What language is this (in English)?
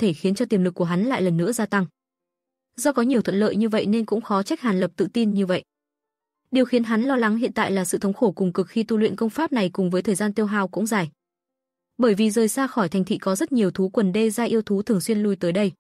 Vietnamese